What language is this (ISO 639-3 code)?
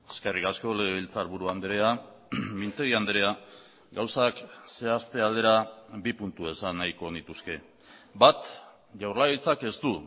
eus